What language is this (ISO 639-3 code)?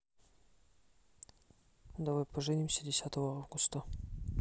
rus